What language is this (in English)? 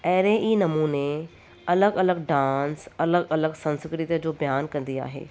Sindhi